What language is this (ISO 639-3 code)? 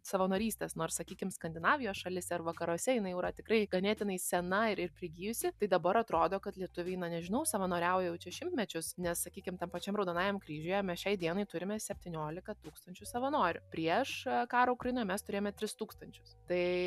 lit